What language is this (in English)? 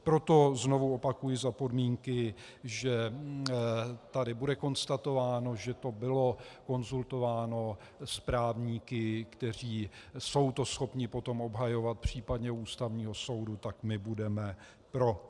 Czech